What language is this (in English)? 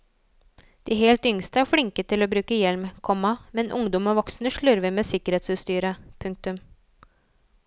Norwegian